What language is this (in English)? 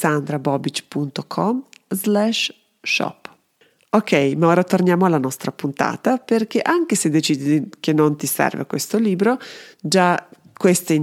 Italian